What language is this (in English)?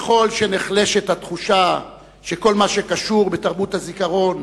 Hebrew